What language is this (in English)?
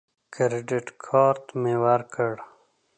Pashto